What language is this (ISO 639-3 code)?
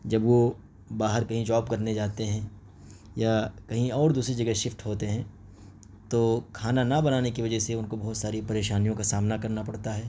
urd